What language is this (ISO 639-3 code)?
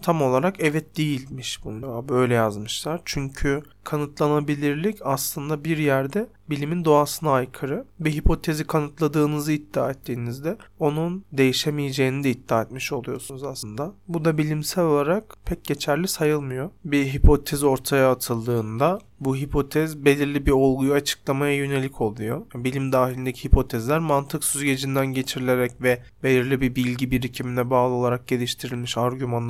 tur